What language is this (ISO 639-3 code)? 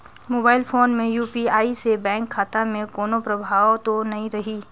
hne